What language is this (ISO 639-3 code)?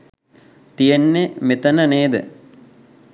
sin